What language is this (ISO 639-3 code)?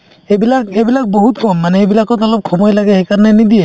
asm